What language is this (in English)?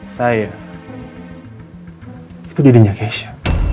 Indonesian